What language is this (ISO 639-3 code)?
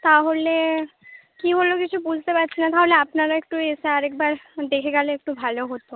ben